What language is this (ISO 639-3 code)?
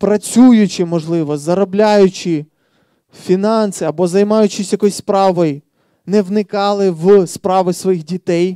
ukr